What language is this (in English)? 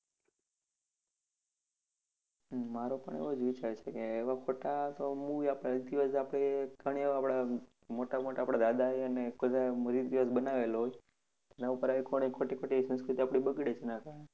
Gujarati